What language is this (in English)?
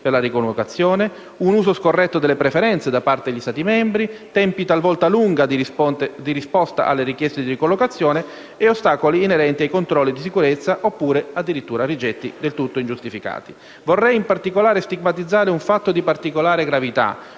Italian